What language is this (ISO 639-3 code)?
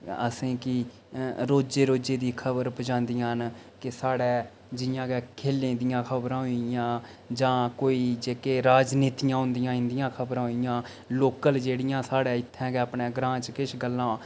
doi